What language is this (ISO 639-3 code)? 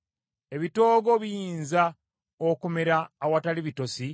lug